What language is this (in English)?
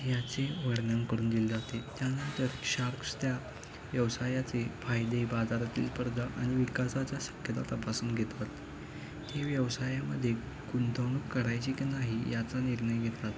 Marathi